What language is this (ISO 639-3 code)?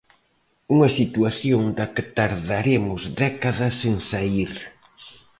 glg